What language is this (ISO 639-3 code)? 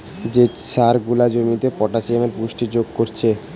ben